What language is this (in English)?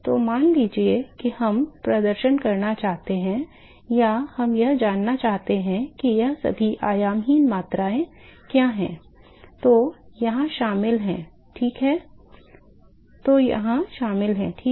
Hindi